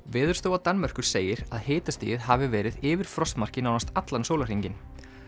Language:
Icelandic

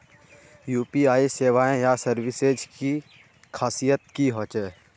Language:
Magahi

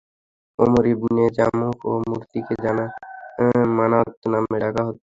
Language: Bangla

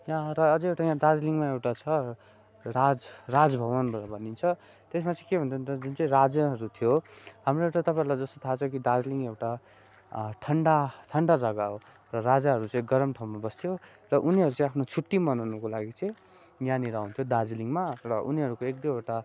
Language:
Nepali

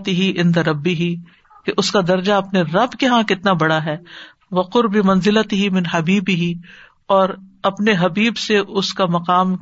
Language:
Urdu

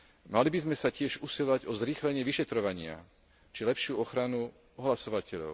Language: Slovak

